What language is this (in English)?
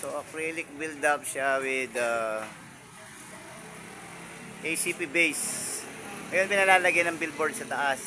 Filipino